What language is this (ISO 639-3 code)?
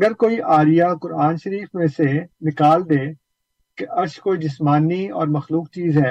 urd